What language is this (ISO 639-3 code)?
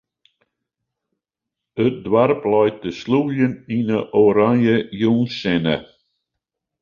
fry